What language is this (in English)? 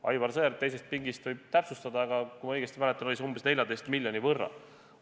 Estonian